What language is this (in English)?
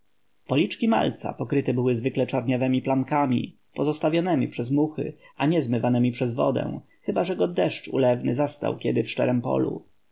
Polish